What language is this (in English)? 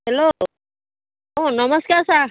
Assamese